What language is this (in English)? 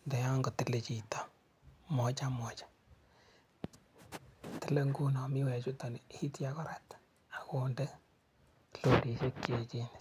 Kalenjin